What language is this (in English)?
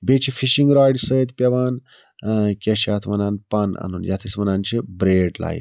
Kashmiri